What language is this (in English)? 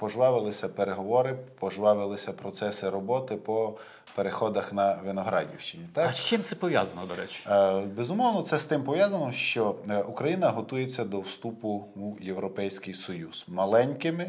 Ukrainian